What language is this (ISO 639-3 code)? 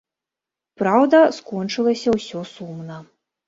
bel